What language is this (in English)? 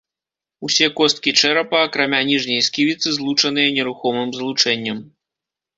Belarusian